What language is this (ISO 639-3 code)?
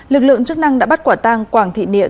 vie